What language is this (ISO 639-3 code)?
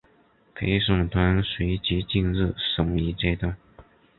zho